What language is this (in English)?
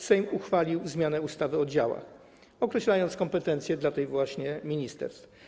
Polish